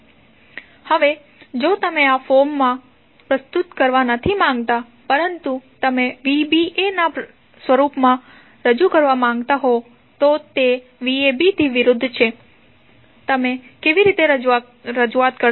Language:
Gujarati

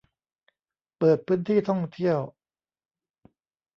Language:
Thai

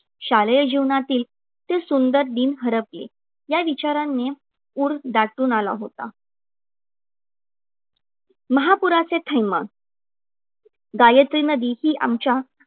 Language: Marathi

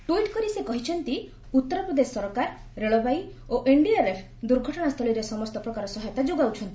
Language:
Odia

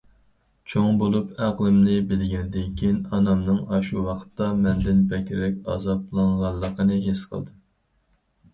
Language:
Uyghur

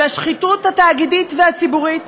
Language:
Hebrew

